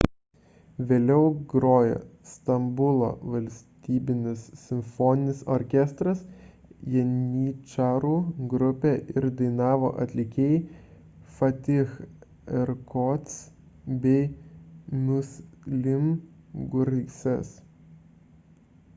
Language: Lithuanian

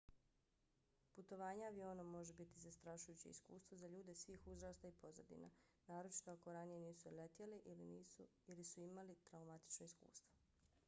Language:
Bosnian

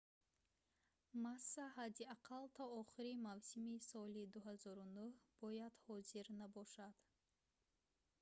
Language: Tajik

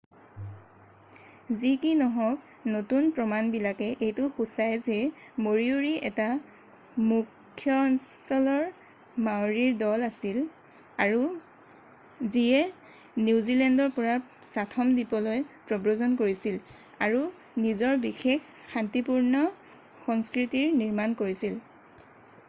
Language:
Assamese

